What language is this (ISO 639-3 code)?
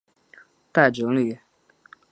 zho